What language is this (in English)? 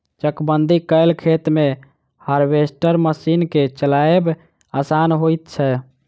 Maithili